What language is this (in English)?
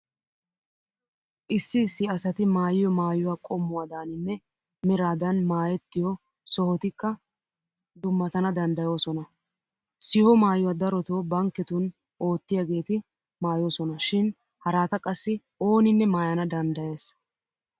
Wolaytta